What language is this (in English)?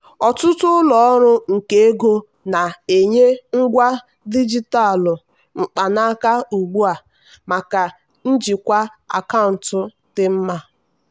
Igbo